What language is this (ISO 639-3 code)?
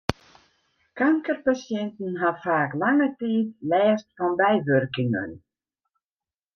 fry